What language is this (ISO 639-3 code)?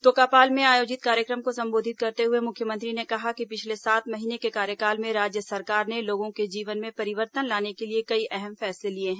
hin